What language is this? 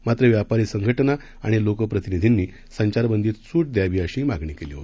Marathi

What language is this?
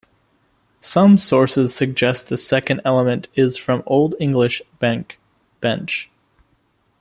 English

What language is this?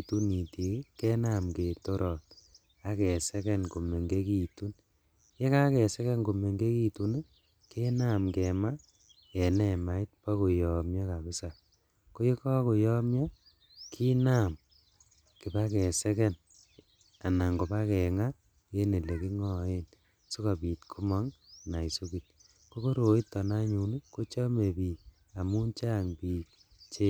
Kalenjin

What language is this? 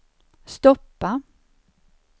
Swedish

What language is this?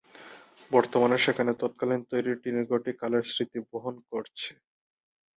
Bangla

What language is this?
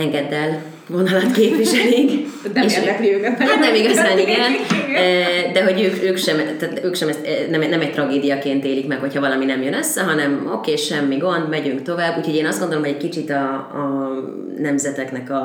Hungarian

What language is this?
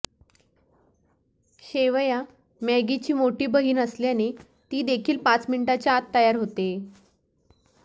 Marathi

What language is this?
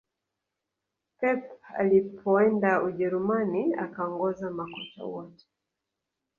Swahili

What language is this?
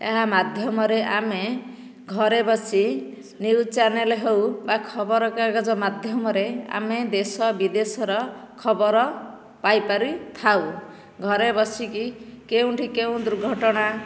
Odia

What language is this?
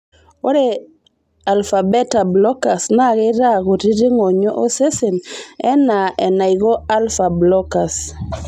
Masai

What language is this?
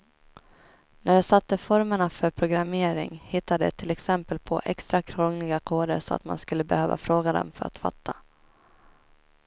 Swedish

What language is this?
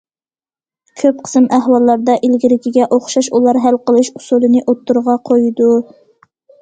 Uyghur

